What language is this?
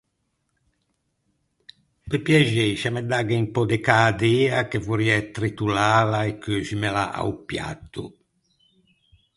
Ligurian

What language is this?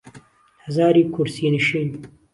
Central Kurdish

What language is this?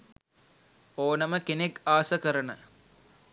Sinhala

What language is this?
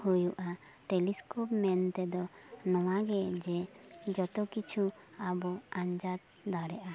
Santali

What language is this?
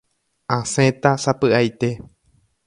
Guarani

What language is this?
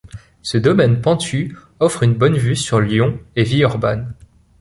French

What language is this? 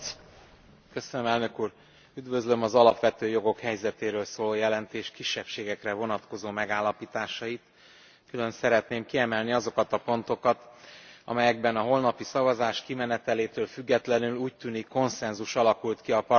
Hungarian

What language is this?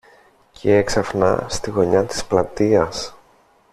Greek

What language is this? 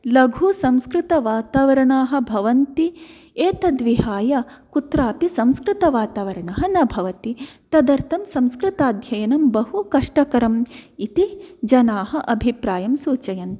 Sanskrit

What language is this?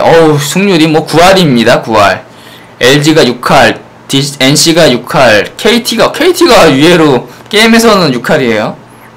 Korean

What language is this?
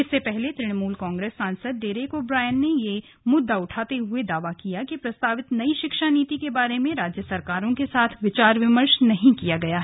Hindi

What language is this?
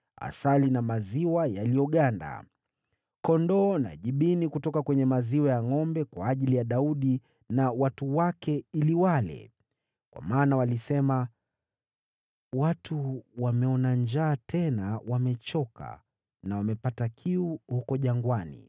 Swahili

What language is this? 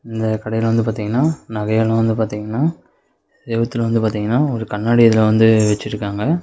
Tamil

